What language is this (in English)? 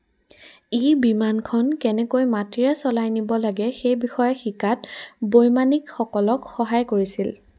Assamese